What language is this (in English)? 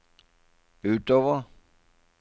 Norwegian